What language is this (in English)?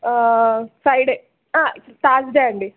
Telugu